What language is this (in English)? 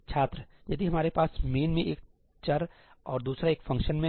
Hindi